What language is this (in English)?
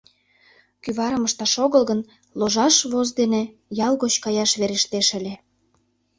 Mari